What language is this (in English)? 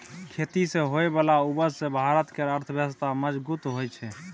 Maithili